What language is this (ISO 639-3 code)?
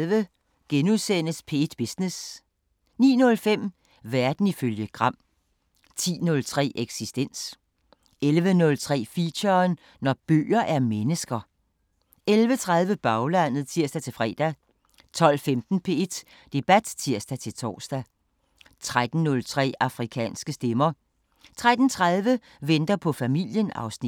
dan